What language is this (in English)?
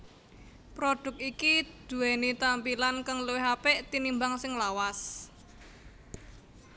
Javanese